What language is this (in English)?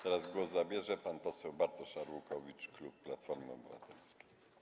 Polish